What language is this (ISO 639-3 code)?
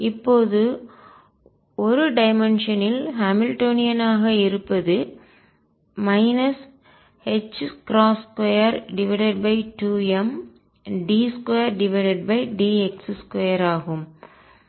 tam